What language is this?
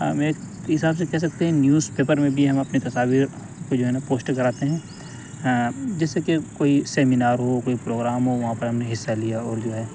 Urdu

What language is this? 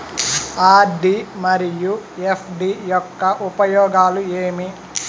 Telugu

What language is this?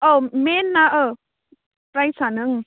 Bodo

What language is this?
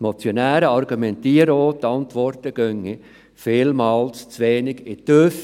Swiss German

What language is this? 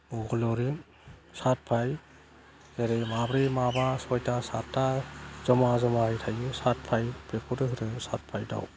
Bodo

